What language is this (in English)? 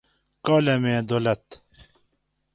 Gawri